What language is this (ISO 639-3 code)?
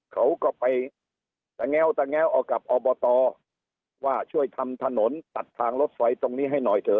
tha